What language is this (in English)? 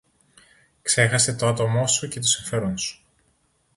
Greek